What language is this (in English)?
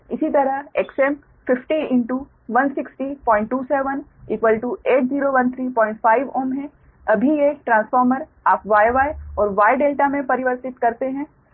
Hindi